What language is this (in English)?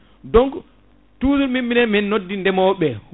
Fula